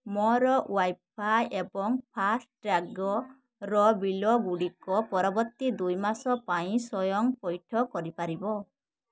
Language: Odia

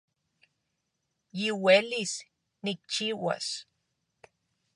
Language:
Central Puebla Nahuatl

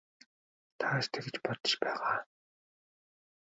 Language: Mongolian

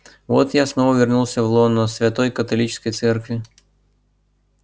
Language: Russian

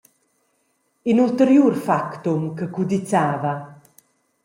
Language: Romansh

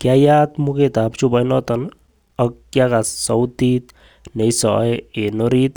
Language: Kalenjin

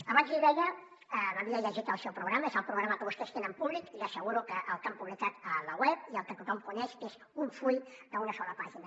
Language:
Catalan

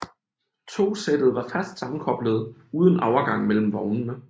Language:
Danish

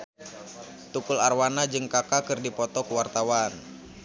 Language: Sundanese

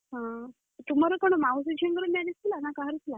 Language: Odia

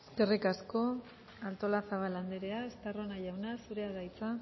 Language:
Basque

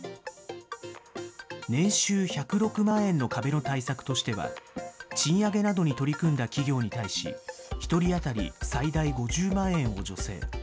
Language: Japanese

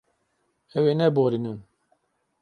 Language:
Kurdish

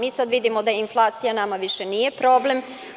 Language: Serbian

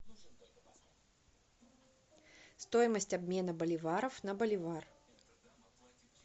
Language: Russian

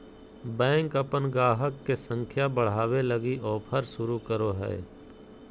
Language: Magahi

